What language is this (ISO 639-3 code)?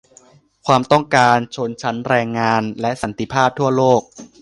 tha